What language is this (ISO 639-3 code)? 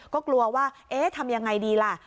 tha